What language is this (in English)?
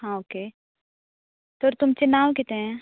Konkani